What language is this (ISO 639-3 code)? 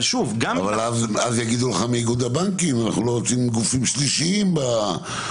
heb